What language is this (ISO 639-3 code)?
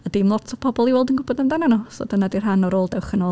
cym